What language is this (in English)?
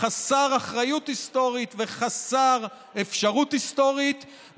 Hebrew